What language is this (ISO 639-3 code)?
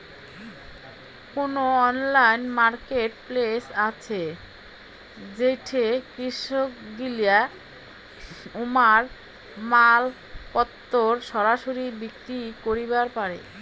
ben